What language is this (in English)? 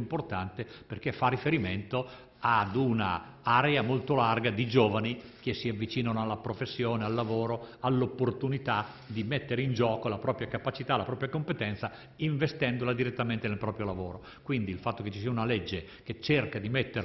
Italian